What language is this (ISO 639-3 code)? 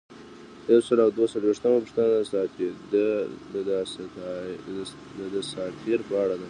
pus